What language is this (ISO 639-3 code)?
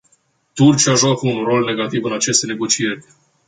ron